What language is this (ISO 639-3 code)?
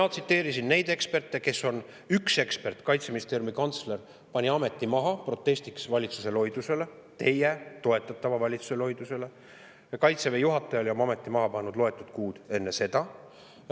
est